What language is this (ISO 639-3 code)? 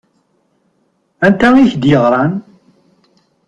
kab